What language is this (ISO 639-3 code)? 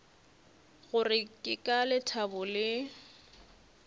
nso